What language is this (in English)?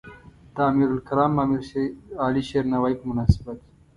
Pashto